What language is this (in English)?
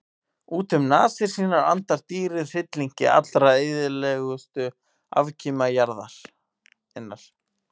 Icelandic